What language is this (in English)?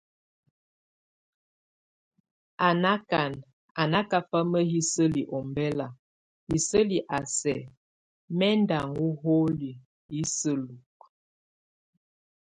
Tunen